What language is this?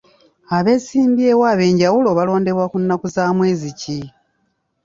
Ganda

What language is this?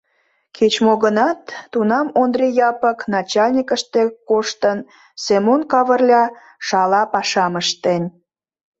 Mari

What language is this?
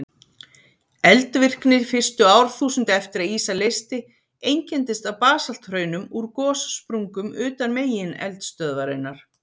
Icelandic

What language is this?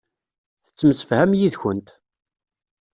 Kabyle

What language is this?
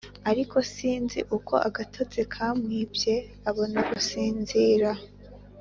Kinyarwanda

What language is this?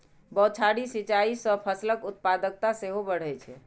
Maithili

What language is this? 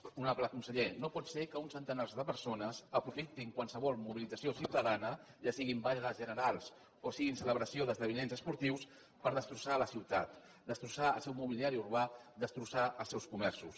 Catalan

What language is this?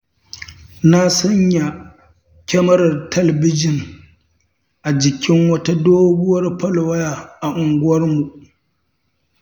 Hausa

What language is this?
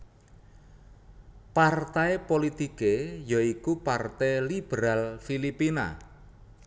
Javanese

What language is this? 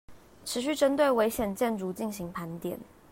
Chinese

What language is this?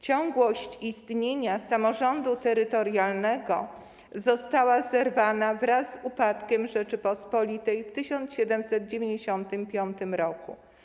Polish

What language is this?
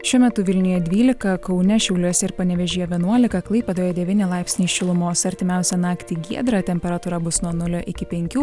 Lithuanian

